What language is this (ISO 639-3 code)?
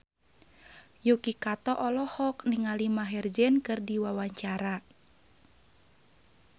sun